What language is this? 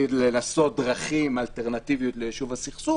Hebrew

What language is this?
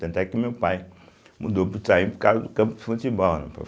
Portuguese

